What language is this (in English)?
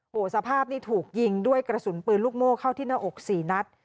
Thai